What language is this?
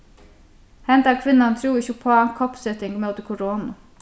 Faroese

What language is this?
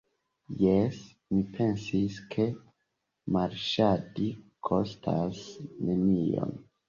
Esperanto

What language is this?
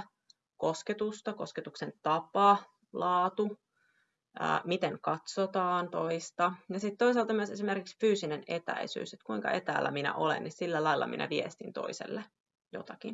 Finnish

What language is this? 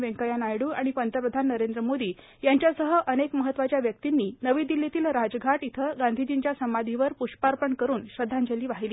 Marathi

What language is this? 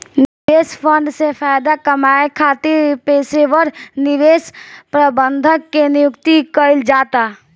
Bhojpuri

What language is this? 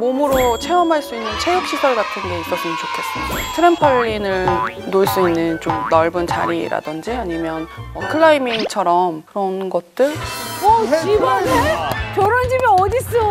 Korean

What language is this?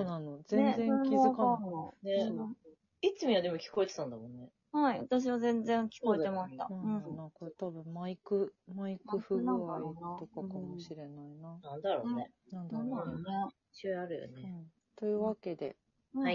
Japanese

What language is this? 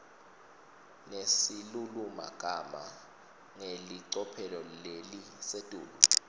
Swati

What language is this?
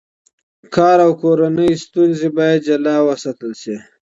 Pashto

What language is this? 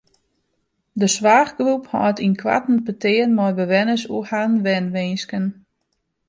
Western Frisian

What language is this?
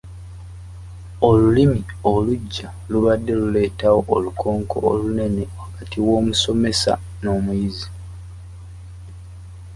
Ganda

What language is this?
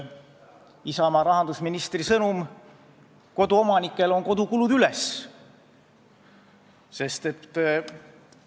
Estonian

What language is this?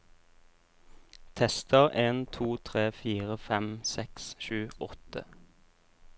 Norwegian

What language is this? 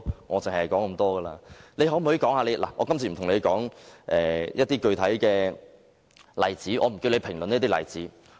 Cantonese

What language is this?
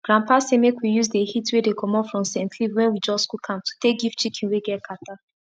Nigerian Pidgin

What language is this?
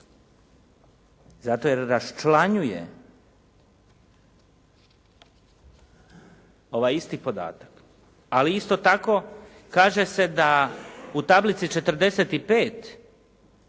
Croatian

